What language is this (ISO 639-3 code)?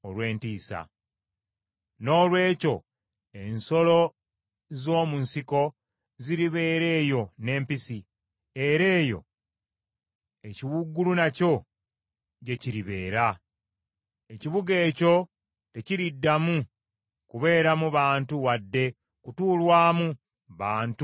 lug